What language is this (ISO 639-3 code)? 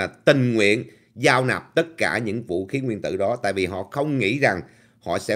vie